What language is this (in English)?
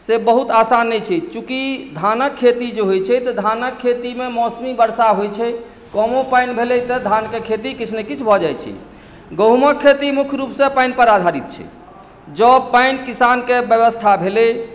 Maithili